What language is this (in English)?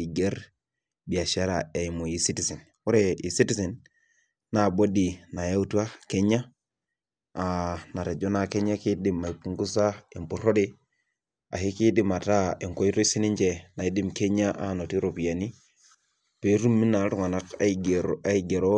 Masai